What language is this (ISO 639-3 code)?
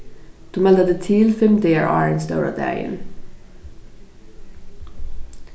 fao